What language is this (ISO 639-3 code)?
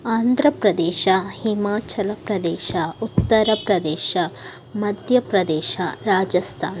kan